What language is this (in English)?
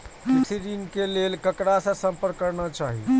Maithili